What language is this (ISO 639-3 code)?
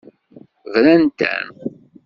kab